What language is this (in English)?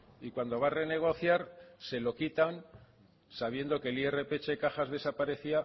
Spanish